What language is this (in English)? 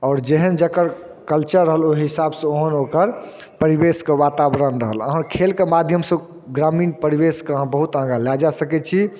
Maithili